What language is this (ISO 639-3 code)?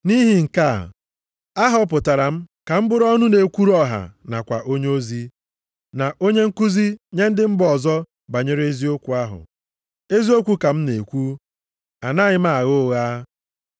ibo